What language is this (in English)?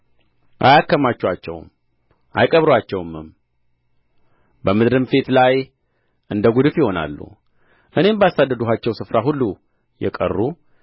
Amharic